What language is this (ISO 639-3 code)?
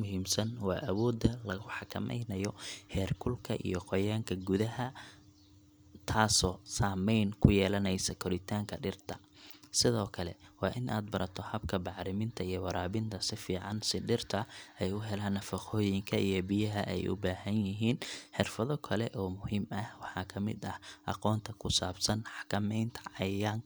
som